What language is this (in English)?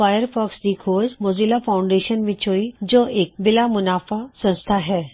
Punjabi